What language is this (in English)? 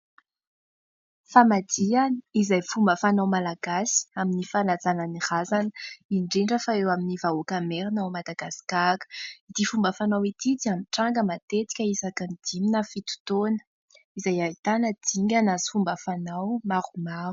Malagasy